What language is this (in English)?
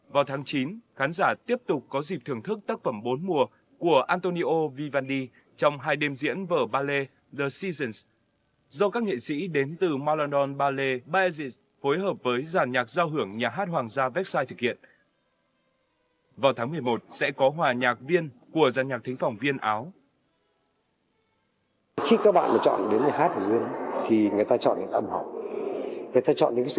Vietnamese